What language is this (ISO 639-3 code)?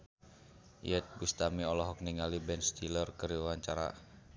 sun